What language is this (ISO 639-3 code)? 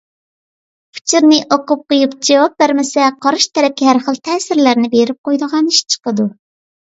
uig